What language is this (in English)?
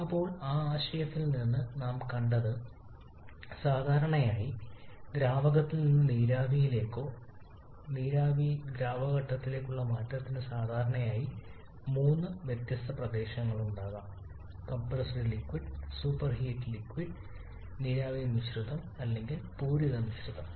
Malayalam